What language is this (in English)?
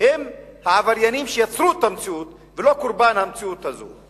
Hebrew